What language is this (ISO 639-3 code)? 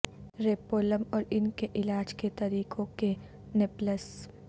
urd